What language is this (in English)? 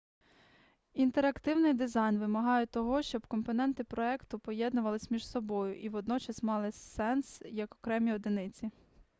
Ukrainian